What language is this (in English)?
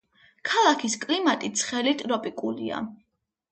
Georgian